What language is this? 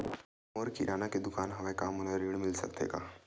Chhattisgarhi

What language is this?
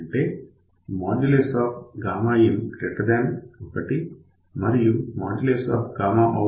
Telugu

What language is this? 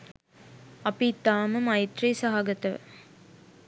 Sinhala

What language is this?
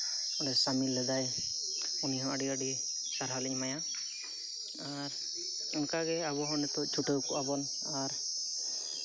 Santali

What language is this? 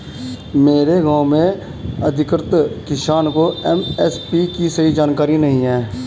Hindi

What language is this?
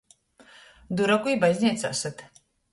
Latgalian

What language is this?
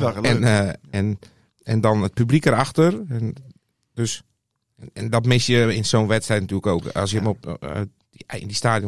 Dutch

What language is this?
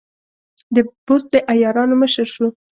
Pashto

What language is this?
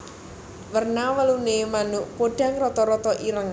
Javanese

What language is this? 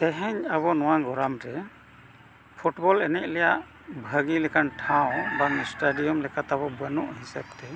Santali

